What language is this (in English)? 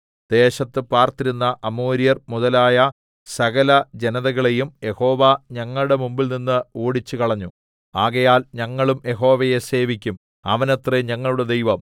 Malayalam